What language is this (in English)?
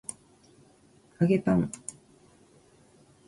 Japanese